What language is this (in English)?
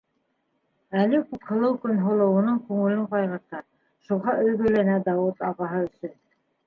Bashkir